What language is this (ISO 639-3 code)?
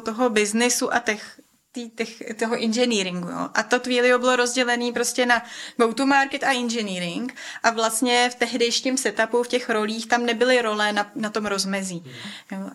ces